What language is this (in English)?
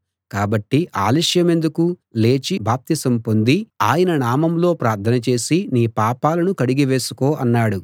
Telugu